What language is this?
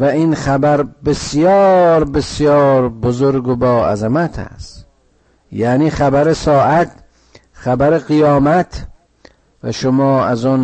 Persian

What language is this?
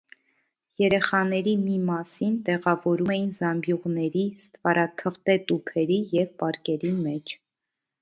Armenian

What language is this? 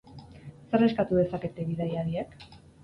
Basque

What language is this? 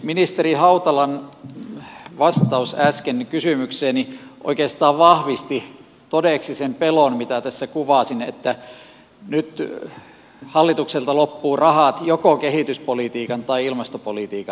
Finnish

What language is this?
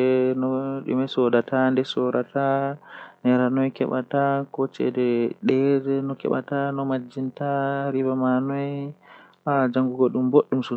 Western Niger Fulfulde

